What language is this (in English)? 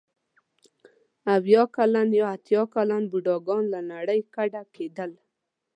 Pashto